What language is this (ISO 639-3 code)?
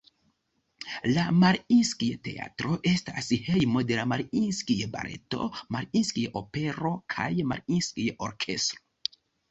epo